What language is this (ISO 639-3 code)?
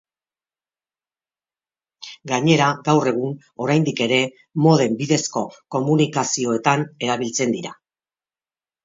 eus